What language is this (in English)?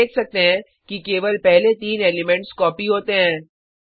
Hindi